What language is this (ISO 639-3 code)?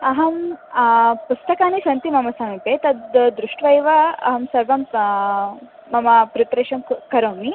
san